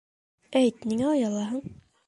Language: Bashkir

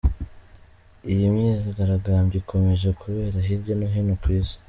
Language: Kinyarwanda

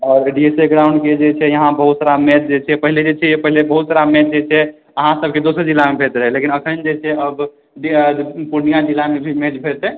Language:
Maithili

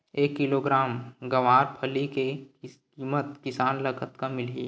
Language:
Chhattisgarhi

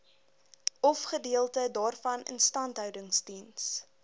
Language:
Afrikaans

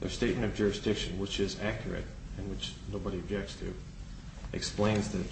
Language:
English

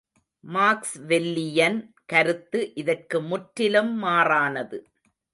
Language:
Tamil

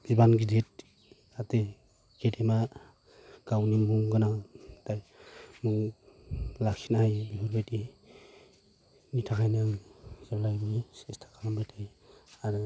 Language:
Bodo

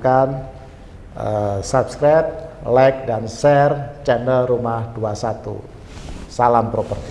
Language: Indonesian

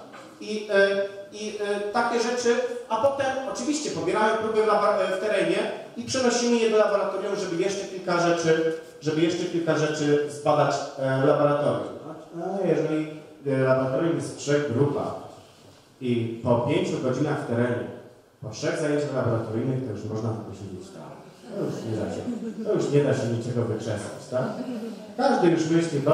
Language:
Polish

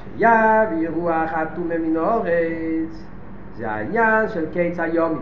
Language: Hebrew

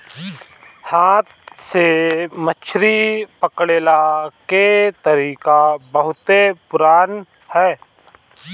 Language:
Bhojpuri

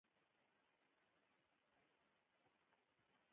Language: Pashto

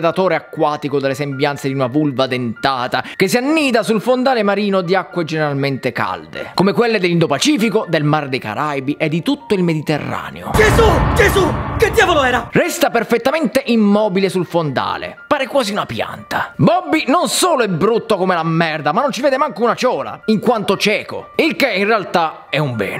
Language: Italian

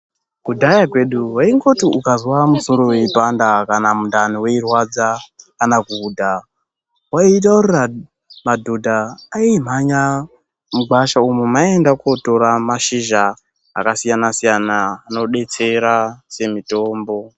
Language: Ndau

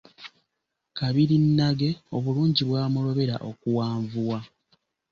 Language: Ganda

